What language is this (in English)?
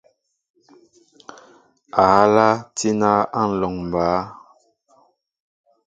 Mbo (Cameroon)